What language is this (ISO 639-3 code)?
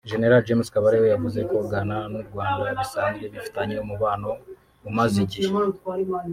kin